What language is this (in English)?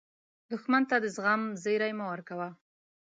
Pashto